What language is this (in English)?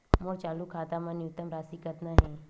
Chhattisgarhi